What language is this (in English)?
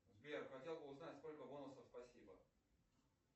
Russian